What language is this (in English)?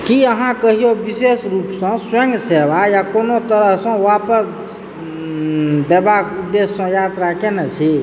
Maithili